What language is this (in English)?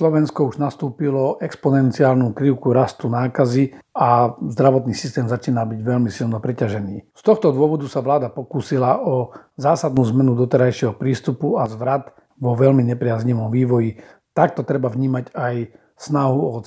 Slovak